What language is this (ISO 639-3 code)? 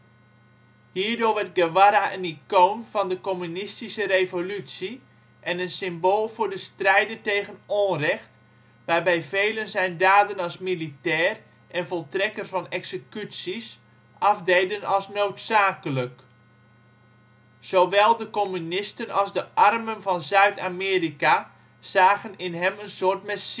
nld